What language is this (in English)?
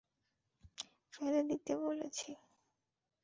Bangla